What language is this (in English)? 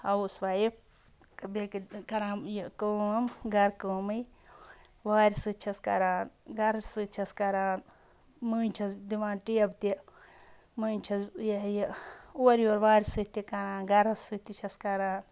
Kashmiri